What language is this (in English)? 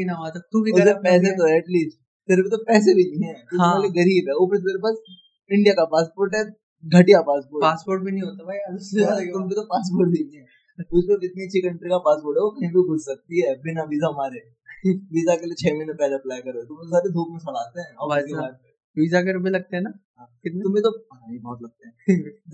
Hindi